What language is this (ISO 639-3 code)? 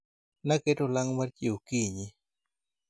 luo